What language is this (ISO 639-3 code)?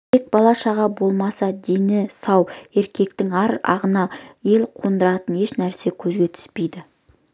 kaz